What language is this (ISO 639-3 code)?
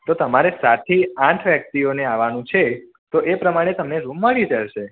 guj